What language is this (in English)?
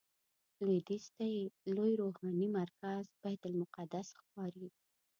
Pashto